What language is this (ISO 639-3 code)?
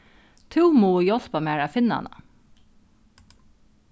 fao